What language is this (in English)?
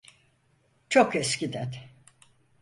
Turkish